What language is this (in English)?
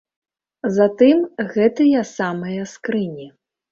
Belarusian